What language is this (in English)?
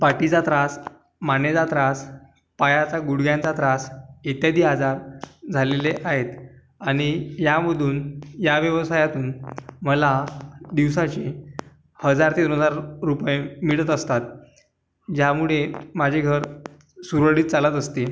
Marathi